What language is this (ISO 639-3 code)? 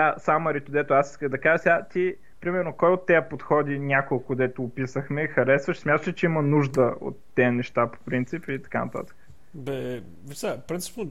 bul